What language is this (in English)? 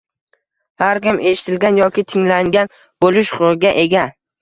Uzbek